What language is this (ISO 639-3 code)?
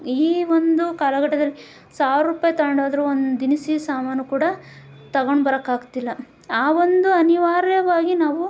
kan